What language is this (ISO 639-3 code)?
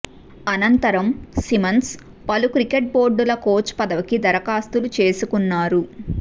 tel